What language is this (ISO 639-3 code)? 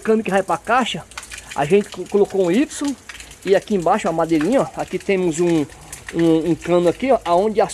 por